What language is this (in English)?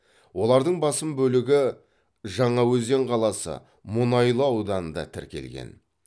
Kazakh